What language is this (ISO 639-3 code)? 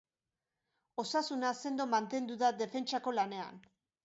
eus